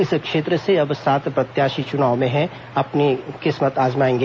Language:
Hindi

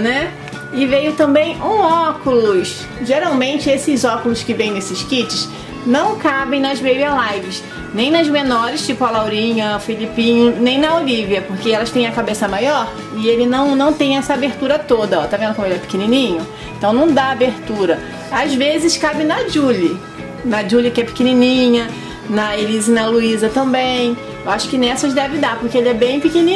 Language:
Portuguese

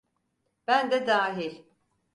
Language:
Turkish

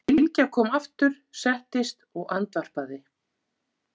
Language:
Icelandic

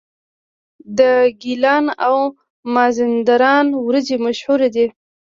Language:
Pashto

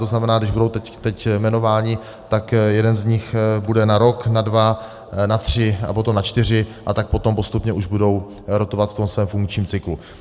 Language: Czech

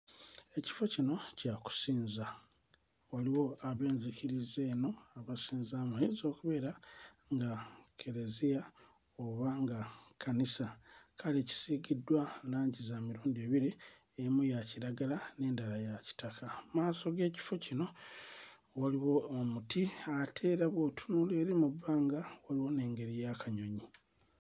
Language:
Ganda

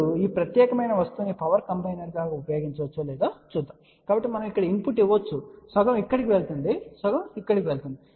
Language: Telugu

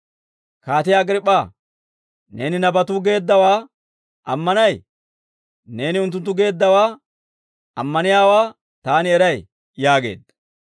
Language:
Dawro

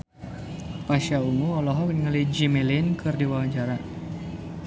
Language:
Sundanese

